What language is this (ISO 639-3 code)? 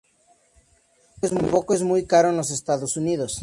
spa